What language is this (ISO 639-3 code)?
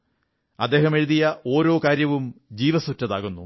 mal